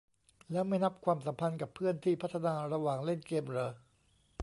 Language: Thai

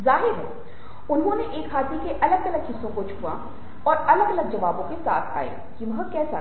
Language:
Hindi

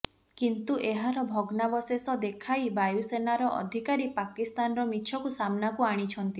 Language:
Odia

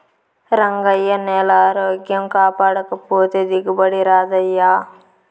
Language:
Telugu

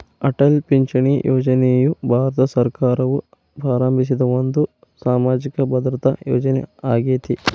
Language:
Kannada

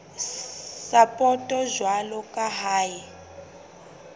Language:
Southern Sotho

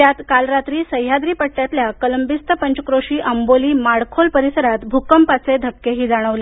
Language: Marathi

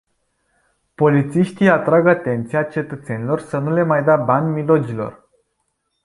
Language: Romanian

